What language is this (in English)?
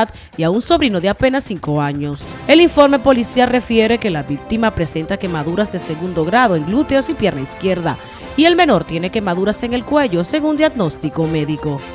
Spanish